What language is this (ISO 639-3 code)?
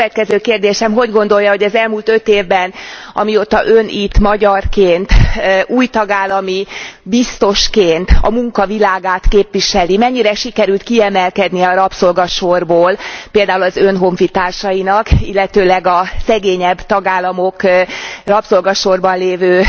hun